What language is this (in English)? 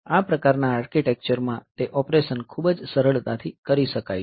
Gujarati